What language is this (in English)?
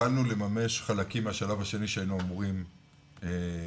Hebrew